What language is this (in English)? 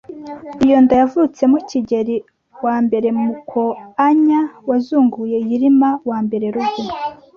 Kinyarwanda